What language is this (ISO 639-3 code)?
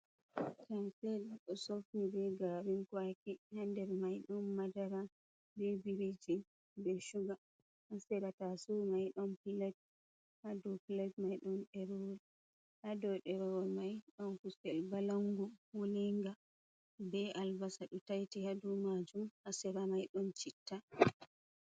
ful